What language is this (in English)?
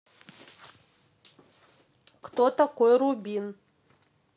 Russian